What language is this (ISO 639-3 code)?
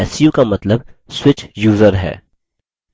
hin